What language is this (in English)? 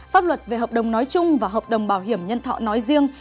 Vietnamese